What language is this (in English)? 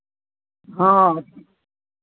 Maithili